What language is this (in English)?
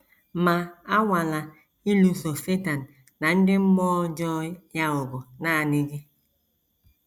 Igbo